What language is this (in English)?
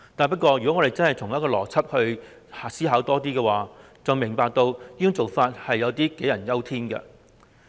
Cantonese